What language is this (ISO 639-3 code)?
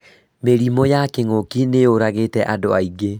kik